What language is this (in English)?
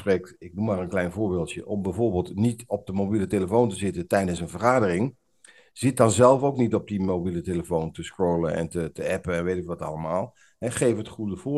Dutch